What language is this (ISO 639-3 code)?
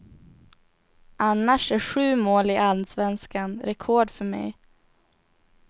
swe